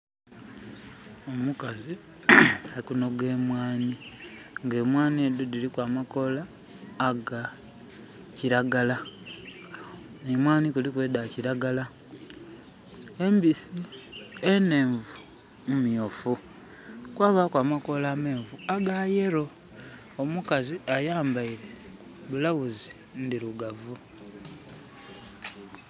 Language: Soga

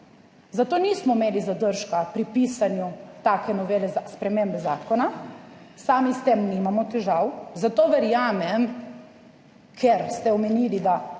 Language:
Slovenian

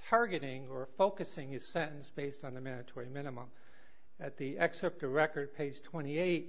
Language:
English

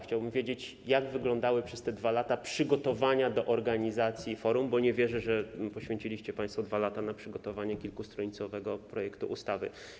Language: Polish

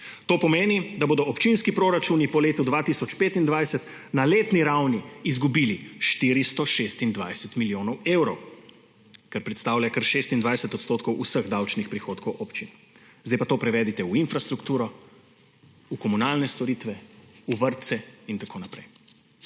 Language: Slovenian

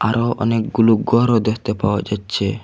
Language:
Bangla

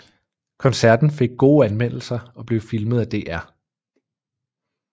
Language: Danish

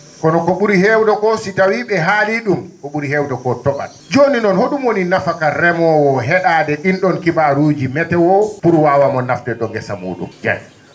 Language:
Fula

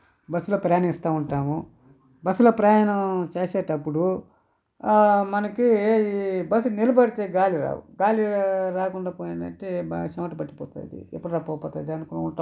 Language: Telugu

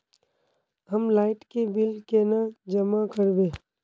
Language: Magahi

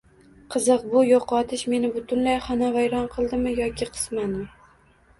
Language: Uzbek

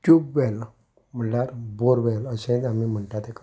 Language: Konkani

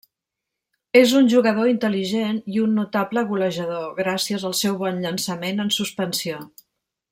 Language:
Catalan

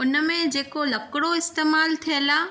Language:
Sindhi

